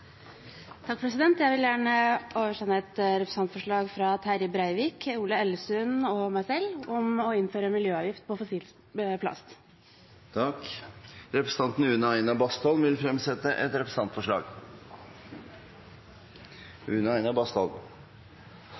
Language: Norwegian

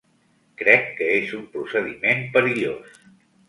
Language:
Catalan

